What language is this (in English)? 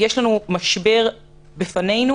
Hebrew